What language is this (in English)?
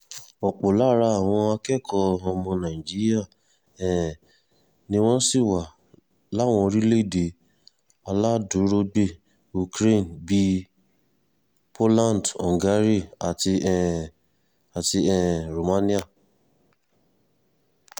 Yoruba